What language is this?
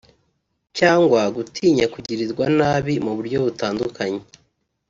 Kinyarwanda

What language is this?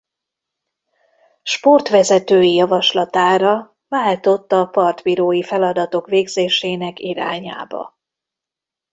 Hungarian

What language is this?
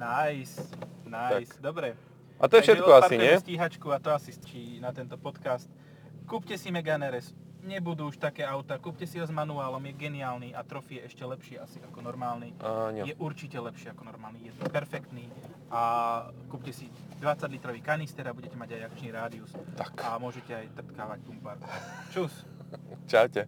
Slovak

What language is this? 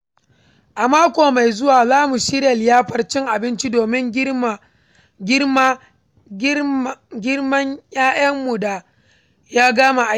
Hausa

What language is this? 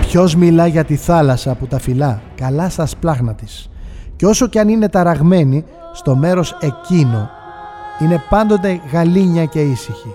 Greek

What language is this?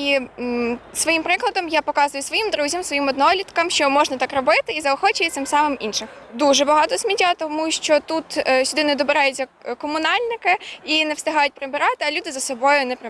Ukrainian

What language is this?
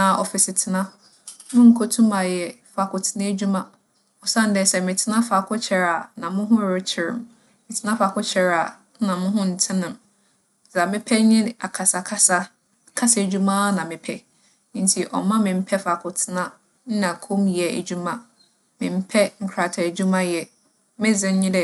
Akan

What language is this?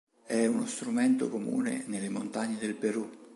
Italian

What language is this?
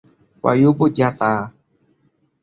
Thai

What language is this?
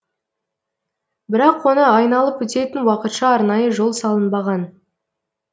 Kazakh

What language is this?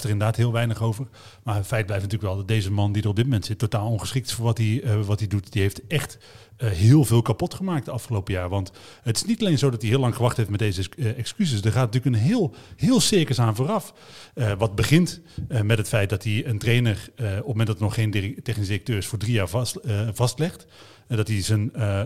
Dutch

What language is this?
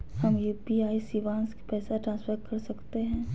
Magahi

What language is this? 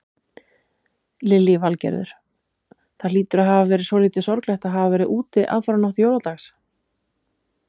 Icelandic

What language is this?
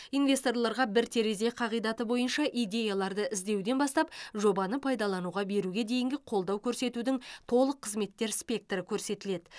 Kazakh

